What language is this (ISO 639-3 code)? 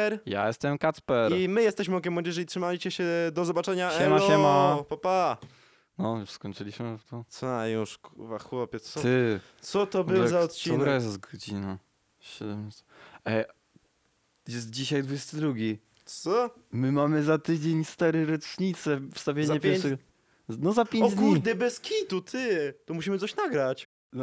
pol